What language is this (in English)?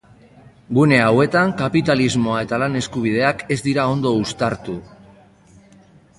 Basque